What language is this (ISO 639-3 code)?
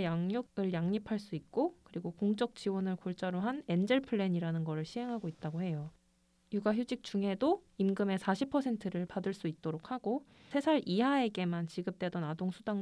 kor